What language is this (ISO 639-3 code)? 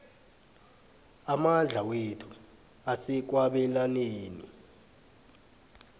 nbl